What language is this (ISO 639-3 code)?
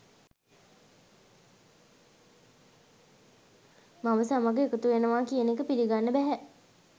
sin